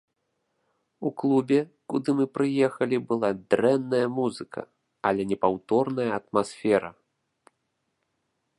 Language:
Belarusian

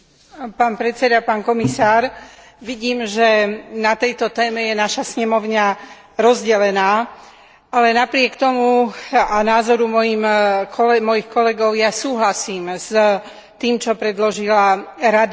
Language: Slovak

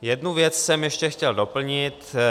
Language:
Czech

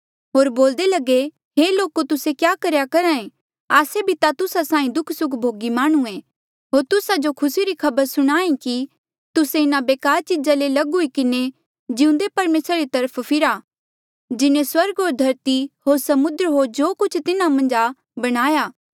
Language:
Mandeali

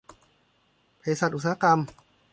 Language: Thai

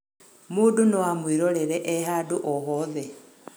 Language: Kikuyu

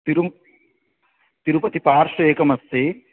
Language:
Sanskrit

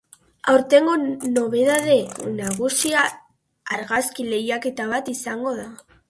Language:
Basque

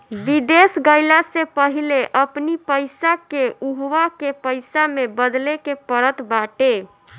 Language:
Bhojpuri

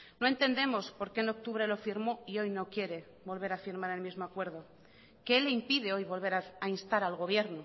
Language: Spanish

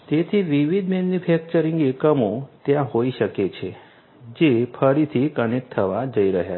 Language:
Gujarati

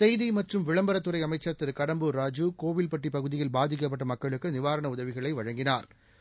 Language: Tamil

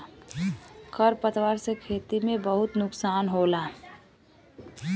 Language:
Bhojpuri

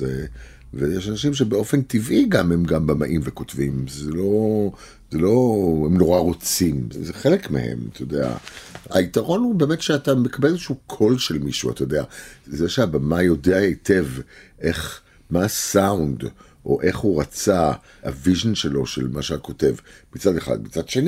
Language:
Hebrew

